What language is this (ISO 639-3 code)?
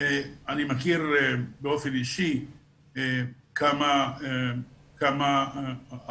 heb